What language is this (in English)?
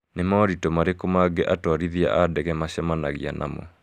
Kikuyu